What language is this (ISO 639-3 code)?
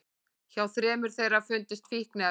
isl